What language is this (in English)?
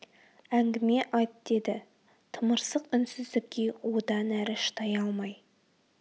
Kazakh